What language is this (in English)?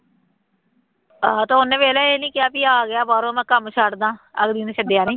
Punjabi